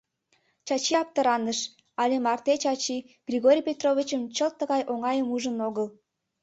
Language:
Mari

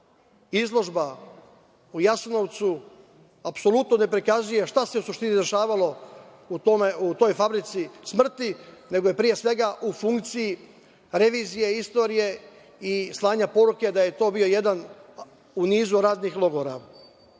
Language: Serbian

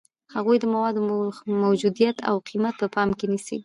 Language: Pashto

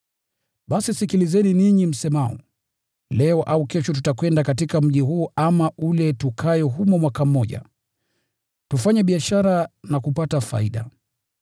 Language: Swahili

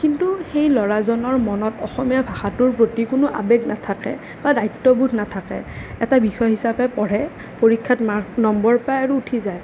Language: Assamese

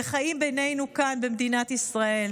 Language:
Hebrew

